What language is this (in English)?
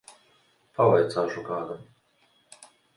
Latvian